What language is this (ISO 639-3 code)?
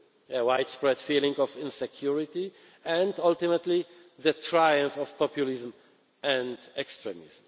eng